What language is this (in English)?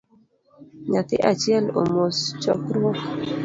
Luo (Kenya and Tanzania)